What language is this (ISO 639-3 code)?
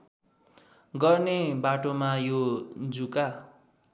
nep